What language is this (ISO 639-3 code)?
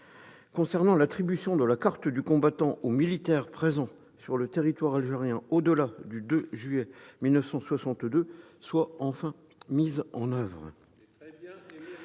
fra